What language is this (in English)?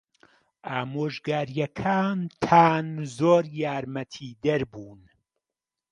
Central Kurdish